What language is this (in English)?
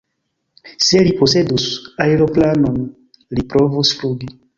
Esperanto